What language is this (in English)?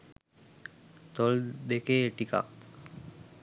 Sinhala